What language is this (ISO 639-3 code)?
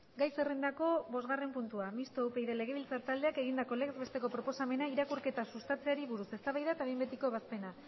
eus